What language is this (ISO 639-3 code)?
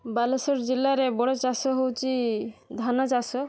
ori